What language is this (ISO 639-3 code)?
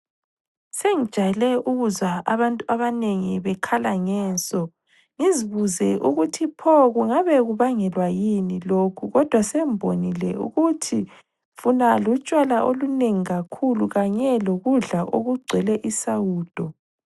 nde